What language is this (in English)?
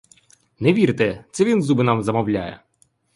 Ukrainian